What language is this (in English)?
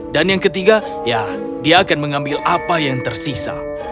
Indonesian